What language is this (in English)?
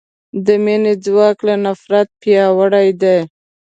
Pashto